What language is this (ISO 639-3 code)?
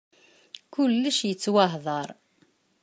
kab